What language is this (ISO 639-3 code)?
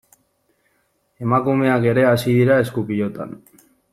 eus